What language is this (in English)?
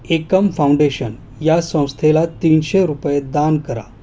Marathi